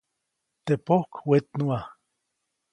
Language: Copainalá Zoque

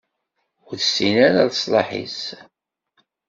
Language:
Kabyle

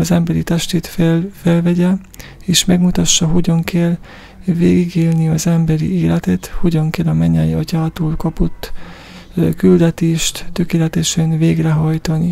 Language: Hungarian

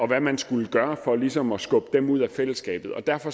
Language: Danish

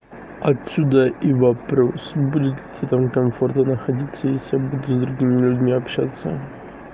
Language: Russian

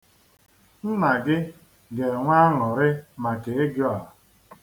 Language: Igbo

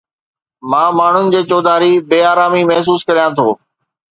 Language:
Sindhi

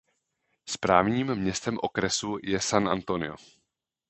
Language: Czech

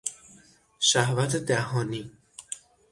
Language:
Persian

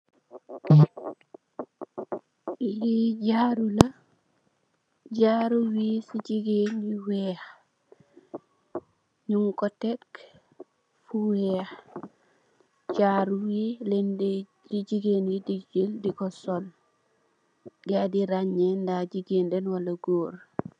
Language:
Wolof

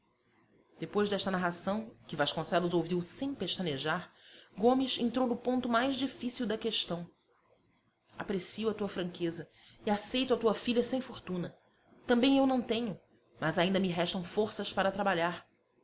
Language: Portuguese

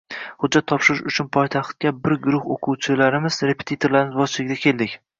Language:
Uzbek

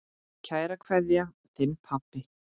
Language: Icelandic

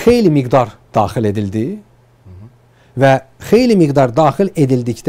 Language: Turkish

